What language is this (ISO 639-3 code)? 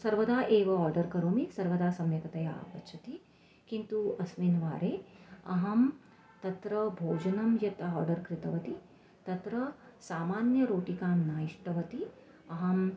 san